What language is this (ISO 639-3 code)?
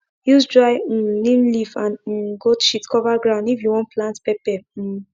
pcm